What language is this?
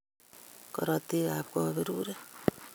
Kalenjin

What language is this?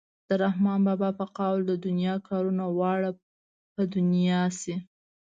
Pashto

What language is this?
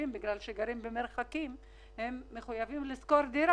Hebrew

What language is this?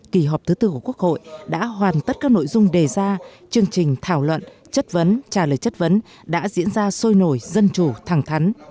Vietnamese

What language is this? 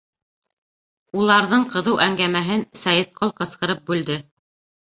Bashkir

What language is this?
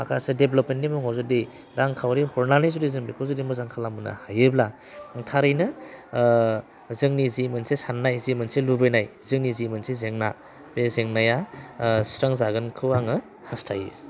Bodo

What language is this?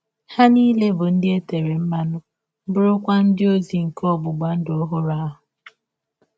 Igbo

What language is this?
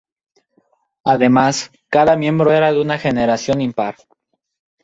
Spanish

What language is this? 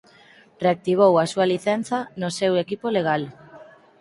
Galician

